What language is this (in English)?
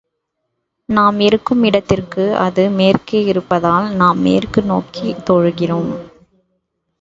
Tamil